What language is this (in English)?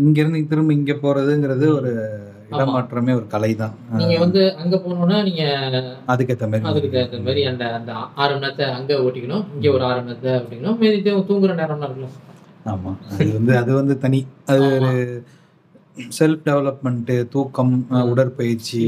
Tamil